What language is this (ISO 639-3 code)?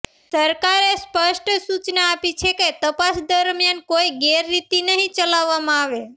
guj